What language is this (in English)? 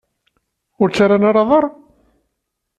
Kabyle